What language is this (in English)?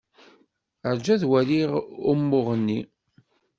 Kabyle